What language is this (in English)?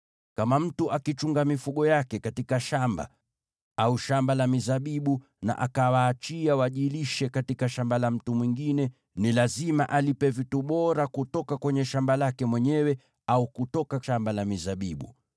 Swahili